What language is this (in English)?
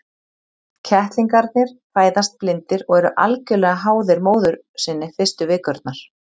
Icelandic